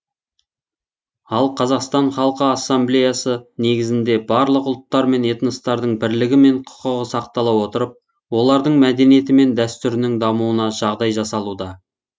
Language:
Kazakh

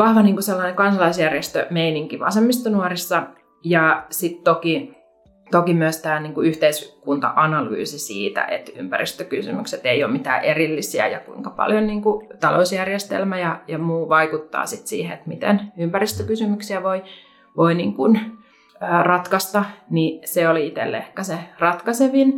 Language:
Finnish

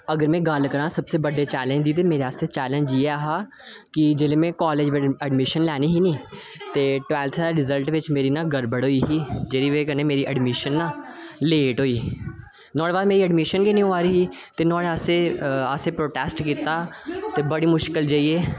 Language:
Dogri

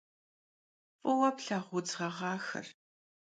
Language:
Kabardian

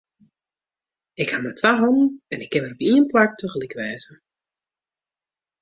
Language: Western Frisian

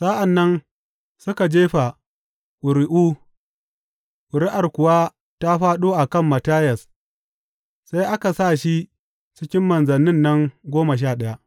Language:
Hausa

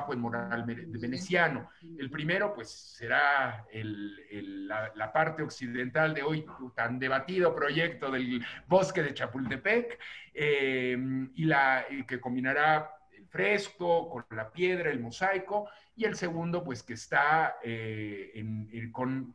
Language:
Spanish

